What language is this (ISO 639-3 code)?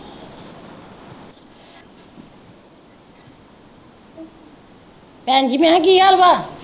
pan